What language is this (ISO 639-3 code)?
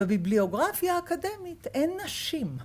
heb